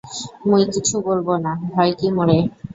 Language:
Bangla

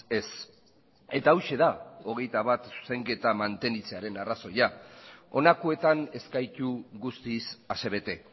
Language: Basque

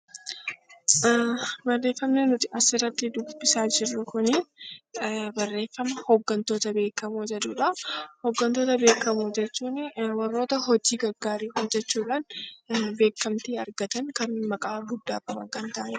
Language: Oromo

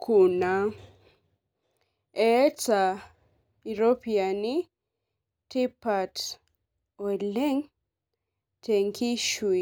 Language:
Masai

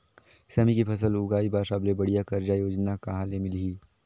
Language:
Chhattisgarhi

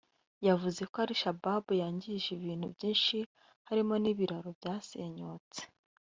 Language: Kinyarwanda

